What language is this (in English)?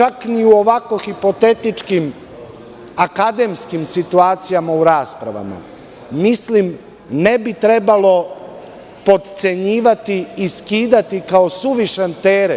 Serbian